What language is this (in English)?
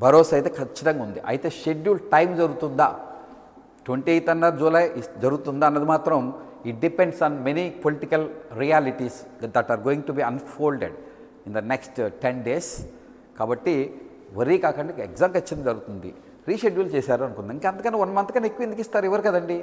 Telugu